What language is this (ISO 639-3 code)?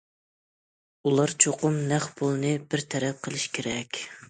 uig